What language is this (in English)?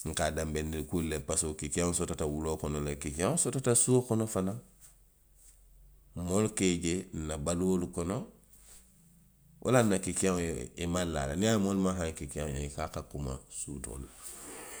Western Maninkakan